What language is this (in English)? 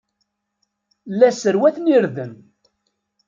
Kabyle